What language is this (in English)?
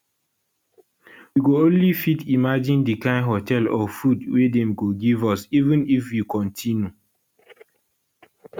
Nigerian Pidgin